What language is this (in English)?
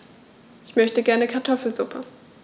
German